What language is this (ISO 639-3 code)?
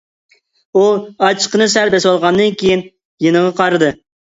uig